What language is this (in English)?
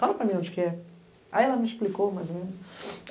Portuguese